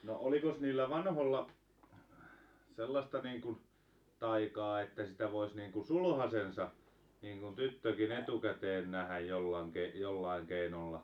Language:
Finnish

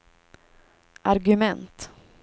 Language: Swedish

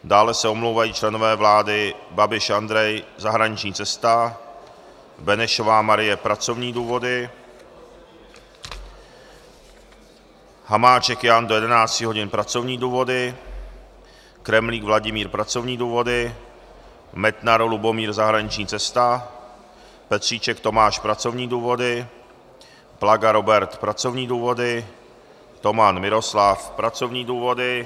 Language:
Czech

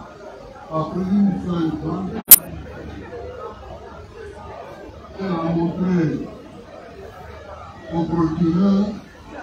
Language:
French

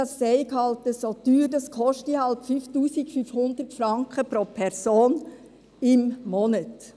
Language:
Swiss German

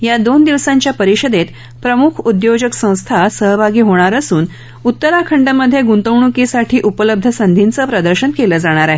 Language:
Marathi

